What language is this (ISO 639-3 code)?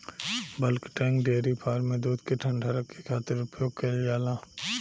bho